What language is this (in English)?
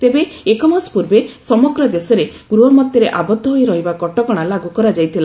Odia